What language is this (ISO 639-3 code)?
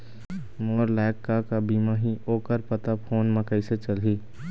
hne